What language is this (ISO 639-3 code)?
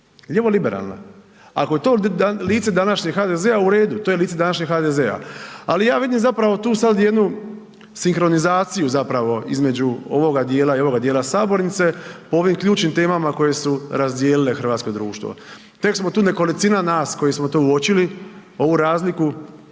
hrv